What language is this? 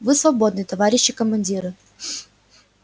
Russian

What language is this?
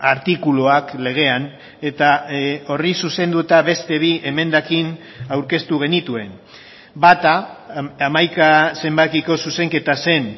Basque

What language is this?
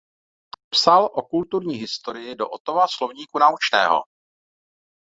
Czech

